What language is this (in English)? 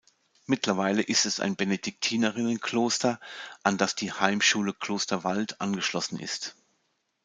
German